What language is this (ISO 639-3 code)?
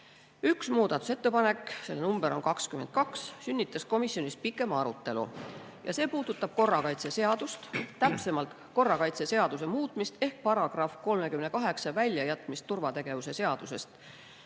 est